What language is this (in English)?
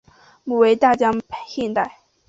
Chinese